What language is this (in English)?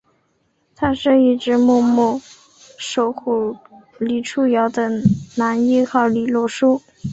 Chinese